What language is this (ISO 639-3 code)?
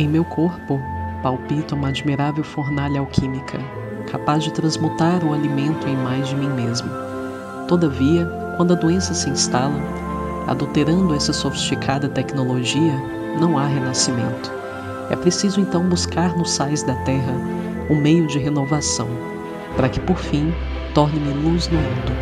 por